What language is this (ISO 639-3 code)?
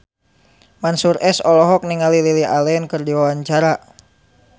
sun